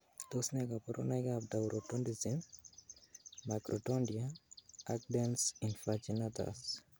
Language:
Kalenjin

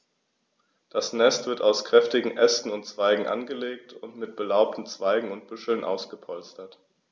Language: German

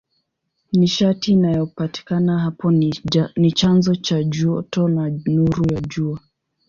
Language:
Swahili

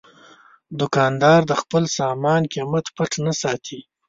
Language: Pashto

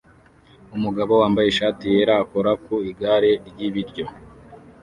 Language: Kinyarwanda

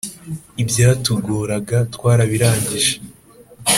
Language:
Kinyarwanda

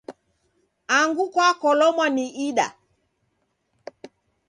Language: Taita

